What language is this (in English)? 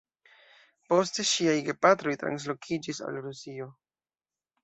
Esperanto